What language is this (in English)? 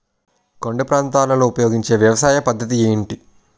Telugu